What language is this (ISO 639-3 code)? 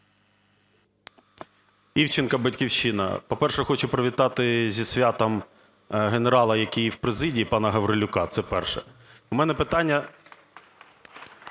ukr